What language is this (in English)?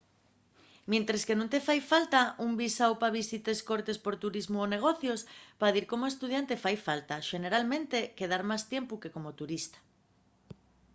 Asturian